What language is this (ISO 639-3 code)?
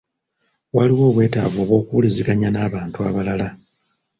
lug